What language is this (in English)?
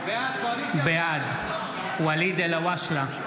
Hebrew